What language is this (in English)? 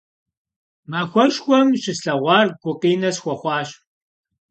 Kabardian